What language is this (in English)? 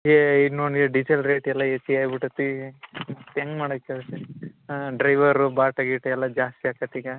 Kannada